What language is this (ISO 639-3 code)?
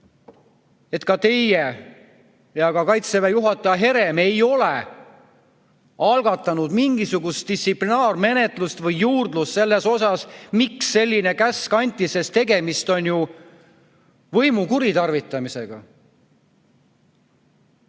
est